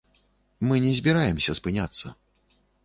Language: Belarusian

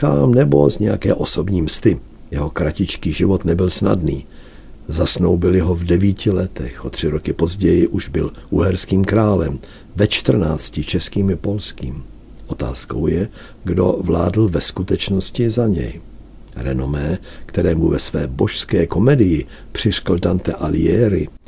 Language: Czech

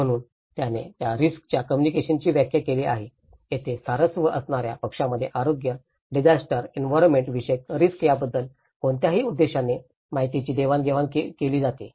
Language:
Marathi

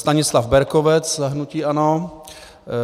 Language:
Czech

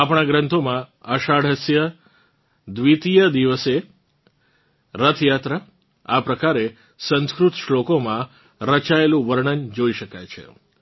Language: Gujarati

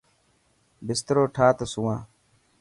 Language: Dhatki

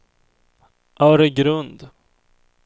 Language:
Swedish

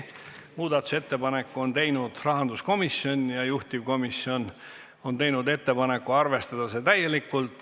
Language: Estonian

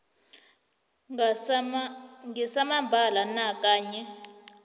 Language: South Ndebele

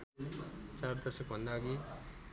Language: Nepali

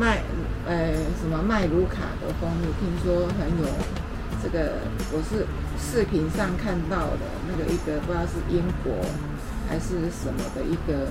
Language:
Chinese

